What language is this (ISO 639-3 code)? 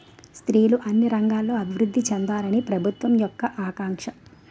tel